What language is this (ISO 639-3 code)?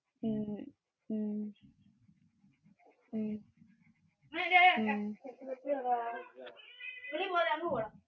mal